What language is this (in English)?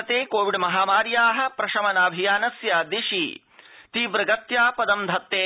Sanskrit